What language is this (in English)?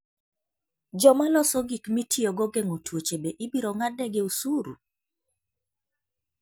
Luo (Kenya and Tanzania)